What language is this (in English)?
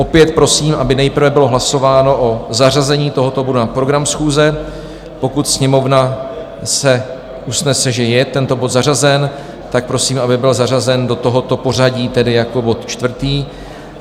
Czech